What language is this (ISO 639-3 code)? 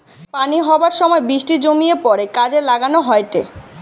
ben